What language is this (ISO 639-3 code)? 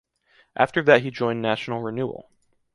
eng